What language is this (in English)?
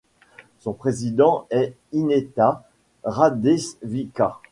French